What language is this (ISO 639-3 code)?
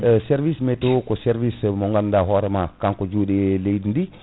ful